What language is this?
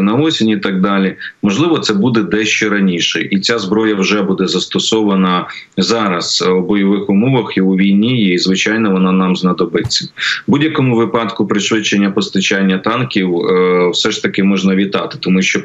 Ukrainian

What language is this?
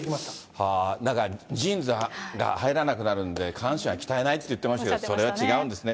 Japanese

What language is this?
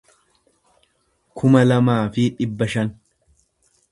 Oromo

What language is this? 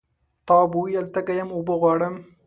Pashto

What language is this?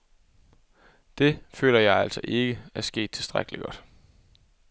Danish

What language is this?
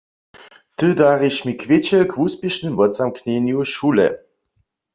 Upper Sorbian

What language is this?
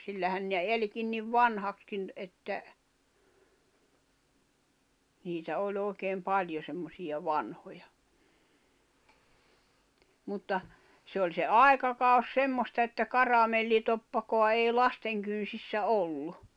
Finnish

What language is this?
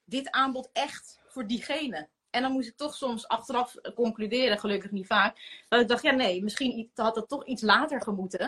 Dutch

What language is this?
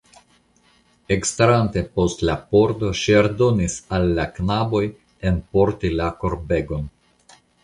Esperanto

